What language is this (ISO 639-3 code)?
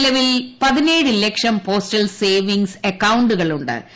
mal